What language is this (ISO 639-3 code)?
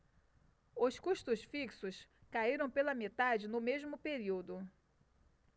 por